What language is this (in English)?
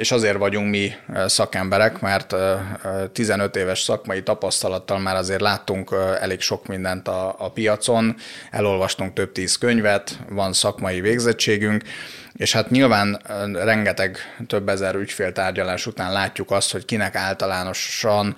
Hungarian